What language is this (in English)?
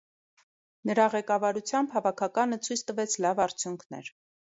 Armenian